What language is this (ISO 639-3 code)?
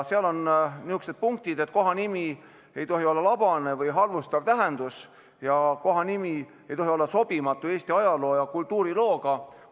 est